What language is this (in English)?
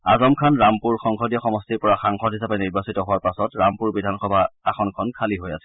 Assamese